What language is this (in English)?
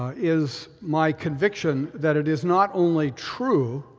English